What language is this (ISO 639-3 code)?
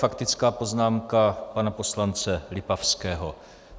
ces